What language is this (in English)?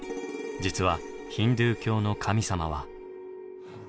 Japanese